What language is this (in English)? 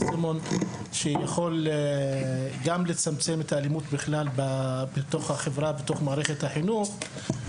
Hebrew